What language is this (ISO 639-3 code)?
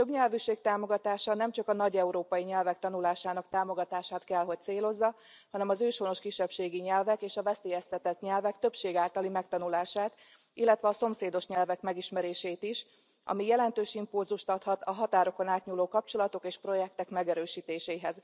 hun